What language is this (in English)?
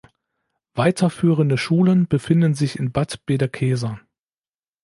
German